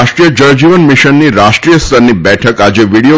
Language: Gujarati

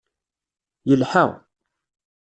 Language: Kabyle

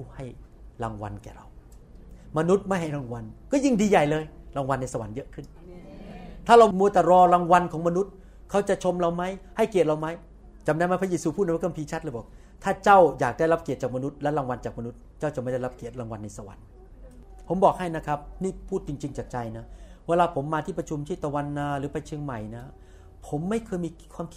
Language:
Thai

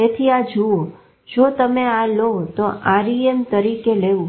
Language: Gujarati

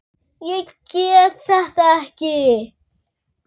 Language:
Icelandic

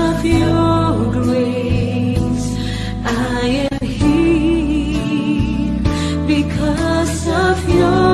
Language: Indonesian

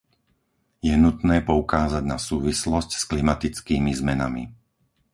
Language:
Slovak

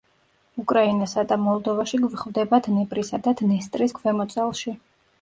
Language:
Georgian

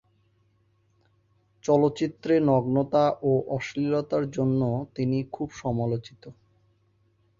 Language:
Bangla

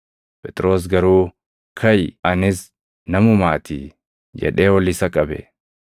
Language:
Oromo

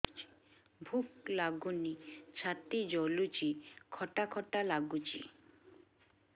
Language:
Odia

